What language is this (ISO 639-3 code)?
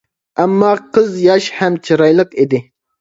uig